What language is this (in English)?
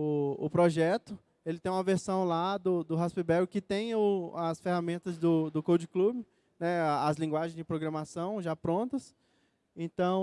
Portuguese